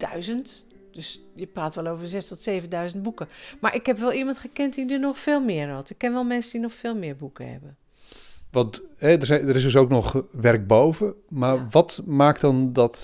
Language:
Dutch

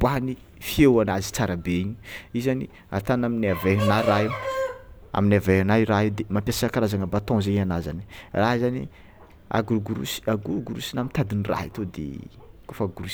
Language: Tsimihety Malagasy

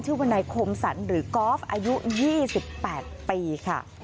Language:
Thai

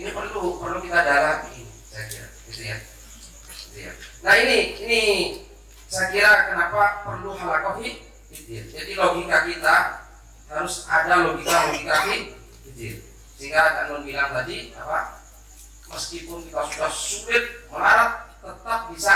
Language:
Indonesian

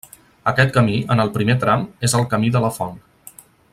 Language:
Catalan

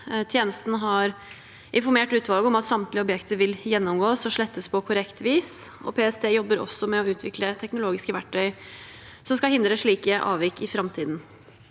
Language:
Norwegian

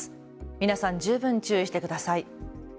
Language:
Japanese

